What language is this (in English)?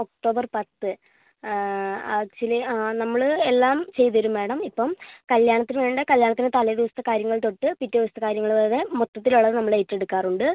Malayalam